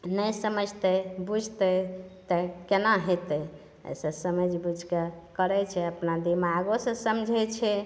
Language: Maithili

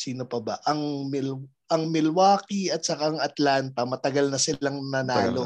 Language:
Filipino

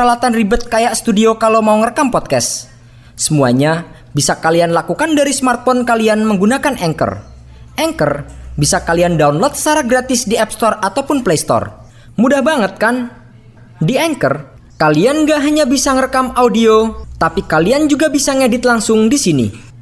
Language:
Indonesian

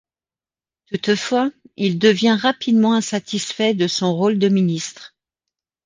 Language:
French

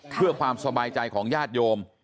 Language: Thai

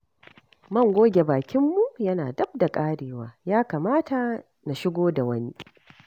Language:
Hausa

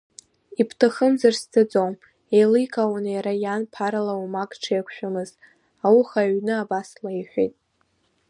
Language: Abkhazian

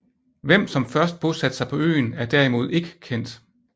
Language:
Danish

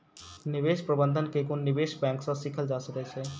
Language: Maithili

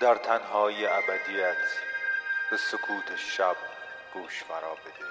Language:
Persian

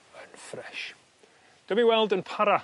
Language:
Welsh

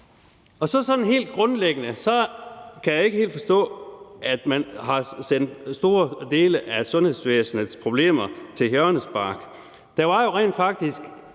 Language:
Danish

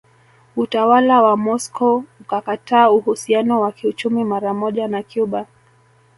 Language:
Swahili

